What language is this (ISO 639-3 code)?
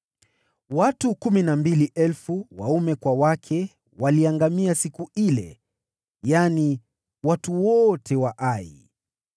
swa